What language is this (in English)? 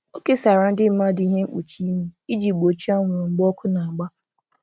Igbo